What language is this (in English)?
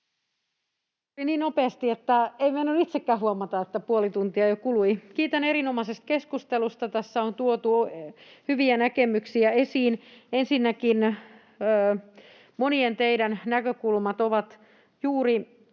Finnish